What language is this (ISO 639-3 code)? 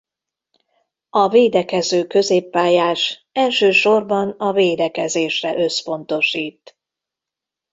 hun